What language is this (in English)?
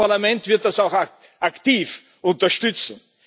German